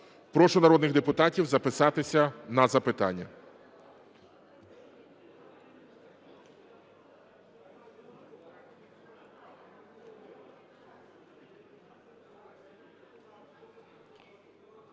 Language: Ukrainian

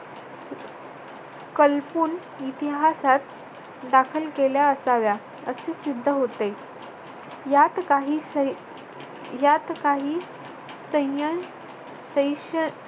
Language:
Marathi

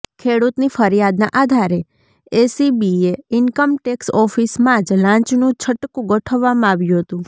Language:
Gujarati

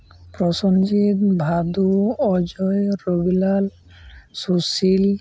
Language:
Santali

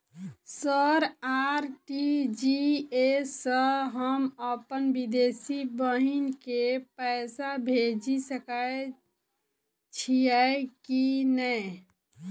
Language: Maithili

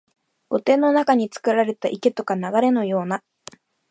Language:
Japanese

